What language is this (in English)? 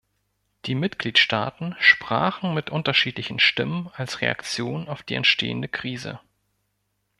German